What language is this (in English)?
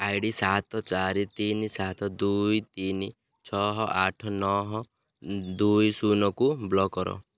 Odia